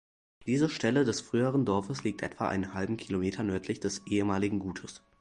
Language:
German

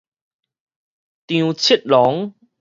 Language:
Min Nan Chinese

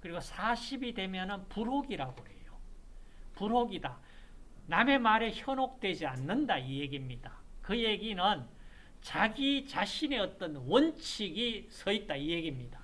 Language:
Korean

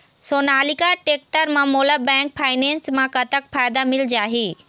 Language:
Chhattisgarhi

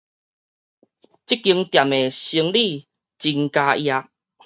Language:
Min Nan Chinese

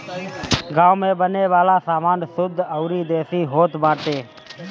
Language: Bhojpuri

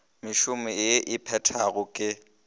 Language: Northern Sotho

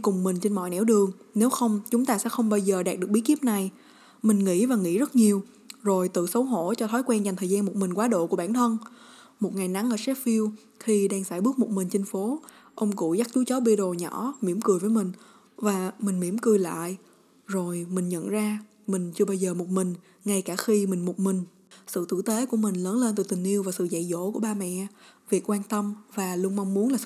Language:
Vietnamese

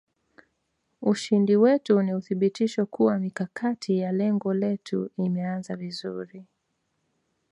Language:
Swahili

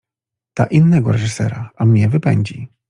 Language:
Polish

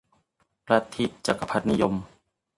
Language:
Thai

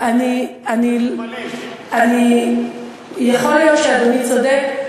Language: Hebrew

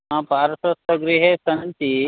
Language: Sanskrit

